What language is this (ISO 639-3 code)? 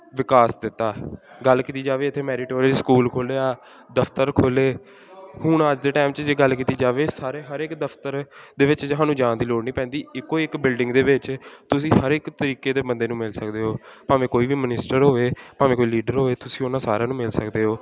pan